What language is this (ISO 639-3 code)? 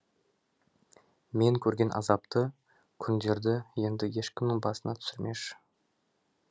kaz